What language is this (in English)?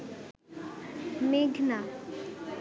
Bangla